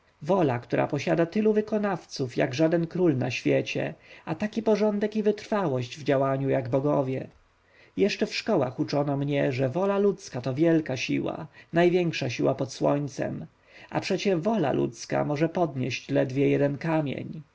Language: Polish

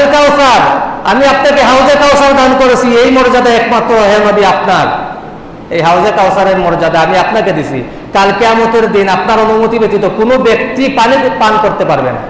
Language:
Indonesian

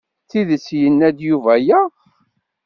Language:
Kabyle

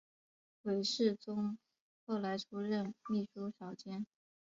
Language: Chinese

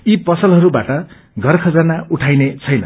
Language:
Nepali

